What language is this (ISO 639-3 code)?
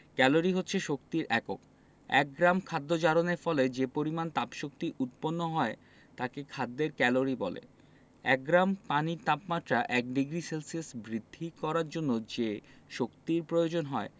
ben